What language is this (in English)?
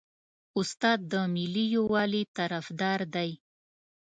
Pashto